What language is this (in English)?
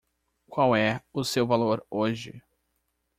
Portuguese